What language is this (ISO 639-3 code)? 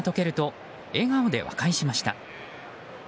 jpn